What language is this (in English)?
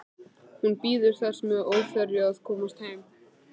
Icelandic